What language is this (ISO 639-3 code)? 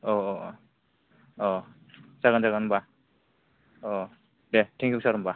brx